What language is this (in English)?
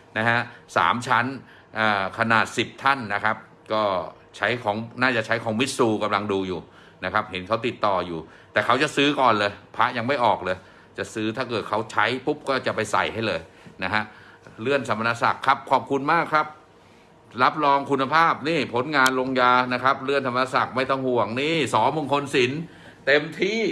Thai